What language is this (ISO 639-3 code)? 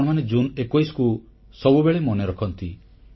ori